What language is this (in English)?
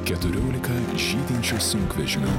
Lithuanian